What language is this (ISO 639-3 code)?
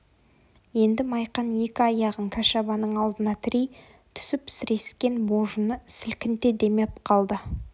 kaz